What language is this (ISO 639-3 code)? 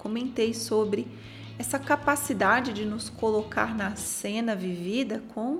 por